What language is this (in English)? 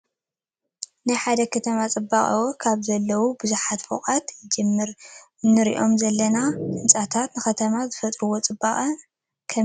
Tigrinya